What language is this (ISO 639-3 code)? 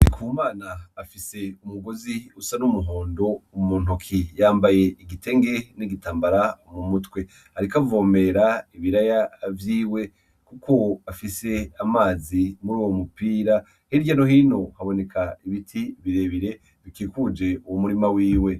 run